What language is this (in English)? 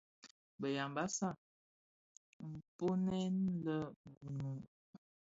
Bafia